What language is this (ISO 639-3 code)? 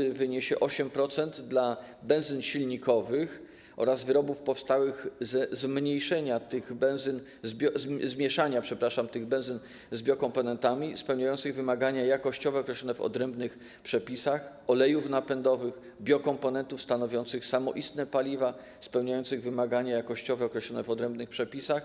pol